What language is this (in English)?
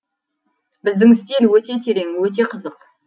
Kazakh